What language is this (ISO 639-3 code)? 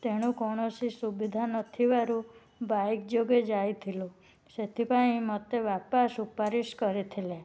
ori